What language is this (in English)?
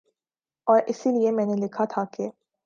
Urdu